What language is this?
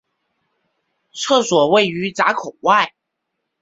Chinese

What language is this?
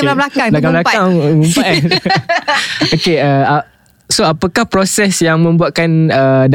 Malay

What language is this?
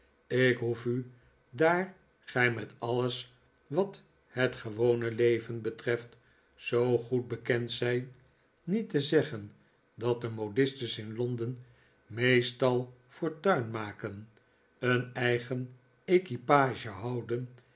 Dutch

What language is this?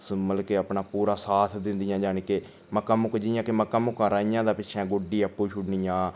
Dogri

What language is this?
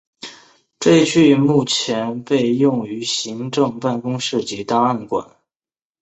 Chinese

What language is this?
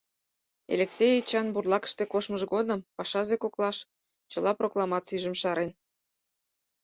Mari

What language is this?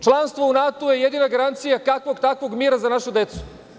Serbian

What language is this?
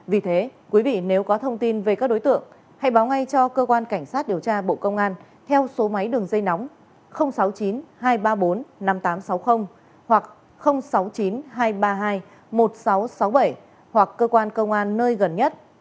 Vietnamese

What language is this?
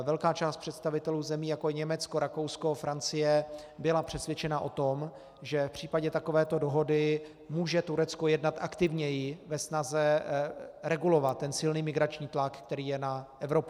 Czech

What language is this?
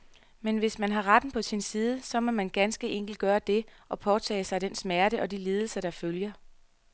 Danish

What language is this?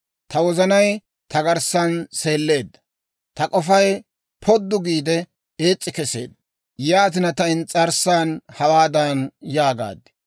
Dawro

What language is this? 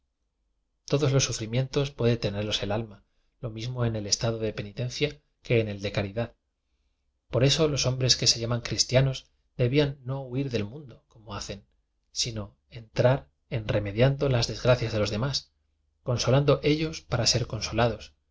Spanish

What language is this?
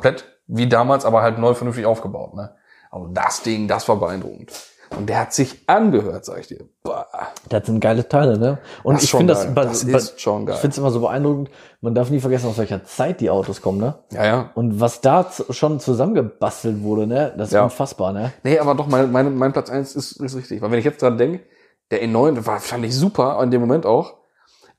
German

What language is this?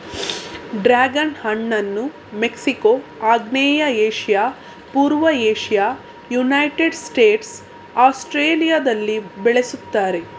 Kannada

